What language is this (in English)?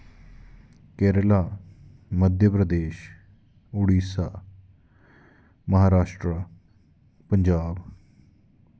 Dogri